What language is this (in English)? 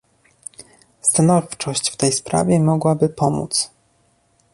Polish